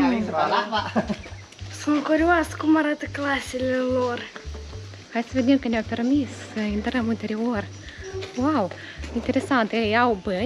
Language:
Romanian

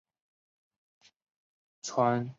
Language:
Chinese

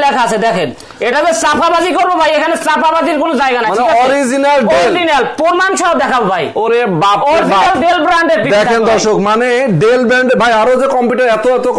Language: Romanian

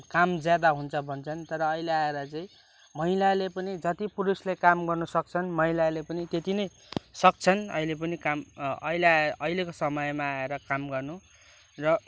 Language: Nepali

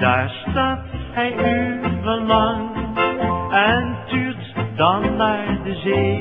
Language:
Dutch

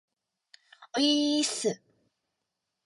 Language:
Japanese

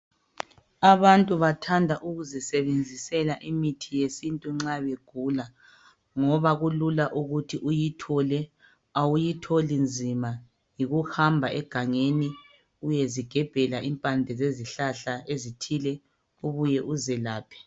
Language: North Ndebele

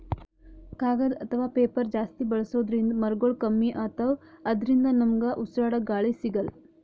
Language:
Kannada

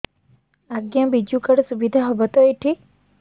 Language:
Odia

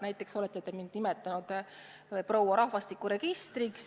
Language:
Estonian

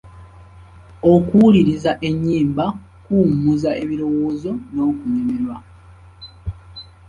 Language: Ganda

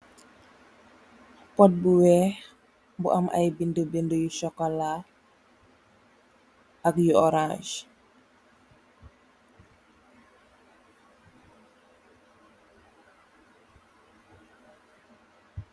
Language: Wolof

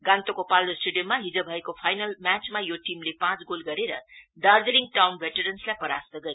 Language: Nepali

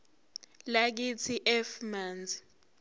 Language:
Zulu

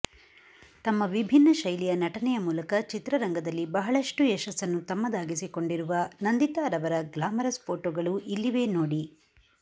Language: Kannada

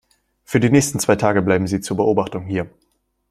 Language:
German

